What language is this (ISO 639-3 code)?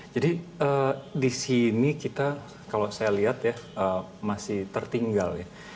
ind